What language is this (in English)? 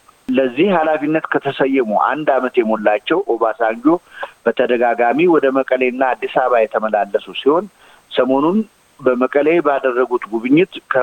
Amharic